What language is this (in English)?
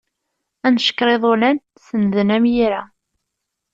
Kabyle